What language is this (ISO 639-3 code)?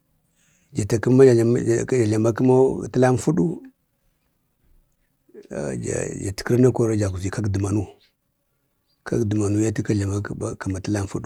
bde